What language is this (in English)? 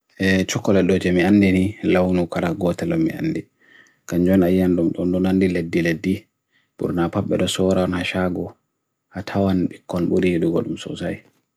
Bagirmi Fulfulde